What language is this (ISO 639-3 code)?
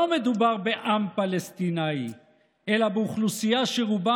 heb